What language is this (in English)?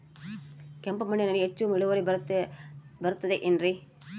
Kannada